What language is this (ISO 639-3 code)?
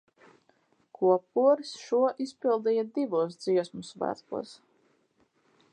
lav